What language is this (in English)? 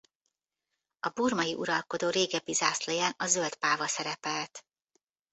Hungarian